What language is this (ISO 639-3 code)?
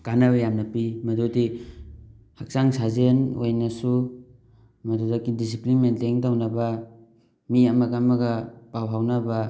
mni